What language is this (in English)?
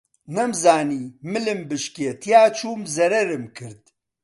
Central Kurdish